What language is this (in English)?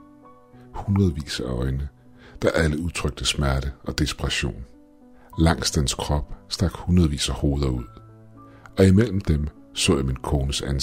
Danish